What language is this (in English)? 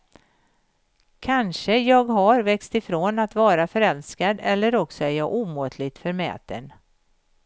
Swedish